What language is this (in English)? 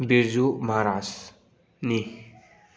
Manipuri